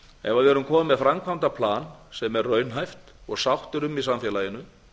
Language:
Icelandic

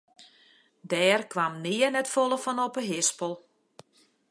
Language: Western Frisian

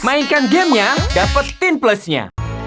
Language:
Indonesian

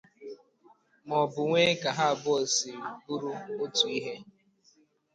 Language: Igbo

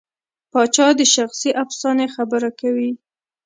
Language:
Pashto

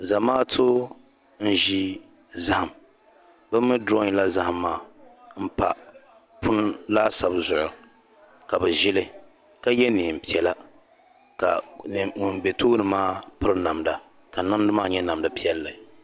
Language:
Dagbani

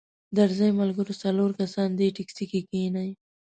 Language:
Pashto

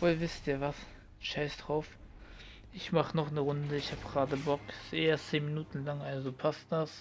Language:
German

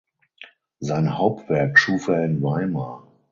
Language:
German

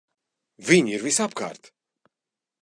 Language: Latvian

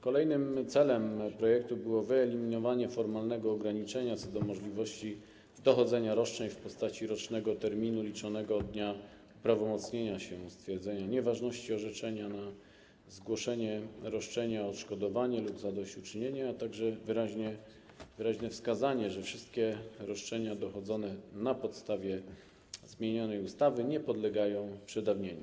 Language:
Polish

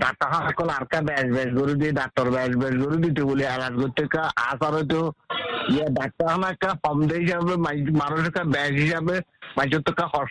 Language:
Bangla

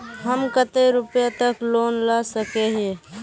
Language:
Magahi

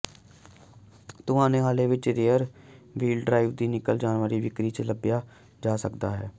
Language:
Punjabi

